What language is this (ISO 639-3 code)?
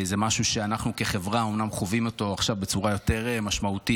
heb